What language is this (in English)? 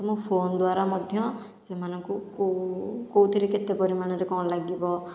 Odia